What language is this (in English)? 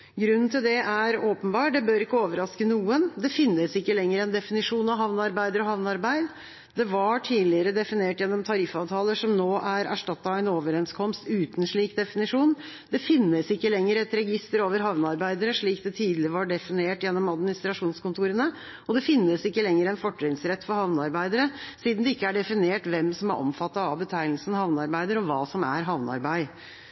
Norwegian Bokmål